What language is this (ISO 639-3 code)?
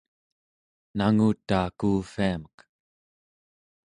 esu